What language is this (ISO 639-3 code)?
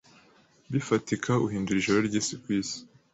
kin